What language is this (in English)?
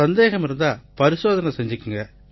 Tamil